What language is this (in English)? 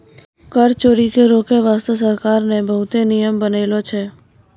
Maithili